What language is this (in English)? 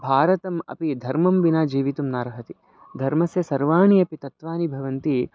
Sanskrit